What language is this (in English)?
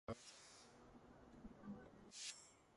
Georgian